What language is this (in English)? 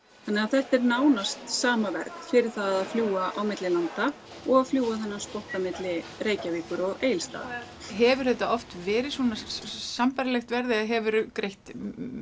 Icelandic